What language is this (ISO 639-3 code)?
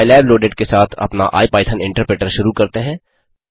hin